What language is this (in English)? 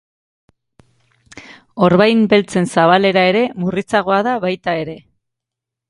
Basque